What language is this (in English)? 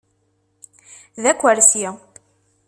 Kabyle